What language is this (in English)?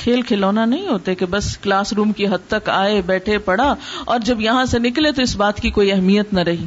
Urdu